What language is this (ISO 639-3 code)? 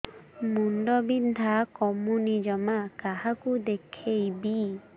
ori